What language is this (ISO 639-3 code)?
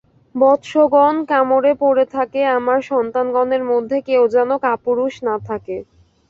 ben